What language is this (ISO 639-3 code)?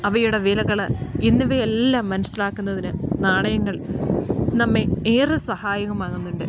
mal